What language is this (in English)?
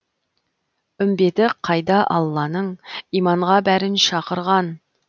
Kazakh